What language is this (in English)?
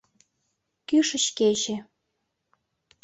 Mari